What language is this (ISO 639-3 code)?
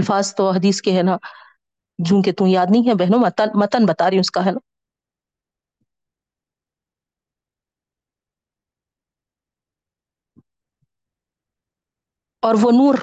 urd